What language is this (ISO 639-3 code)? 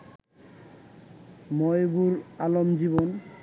ben